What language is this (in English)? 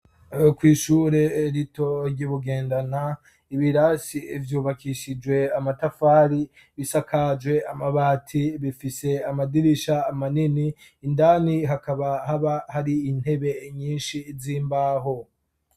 Rundi